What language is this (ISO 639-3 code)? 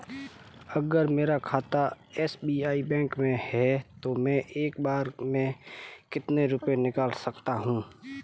hin